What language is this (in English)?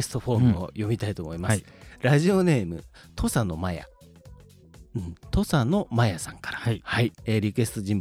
Japanese